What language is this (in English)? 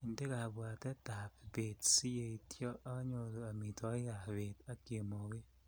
Kalenjin